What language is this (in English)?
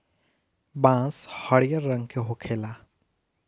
Bhojpuri